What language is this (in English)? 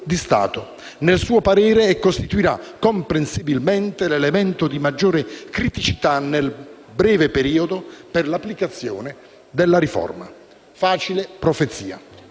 Italian